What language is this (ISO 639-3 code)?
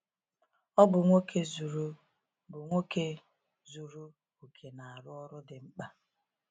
ibo